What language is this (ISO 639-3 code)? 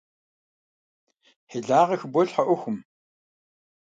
kbd